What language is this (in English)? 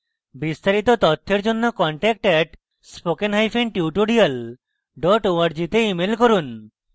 Bangla